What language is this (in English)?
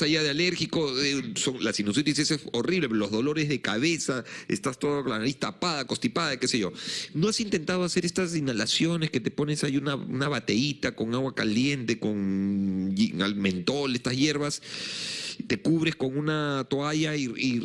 Spanish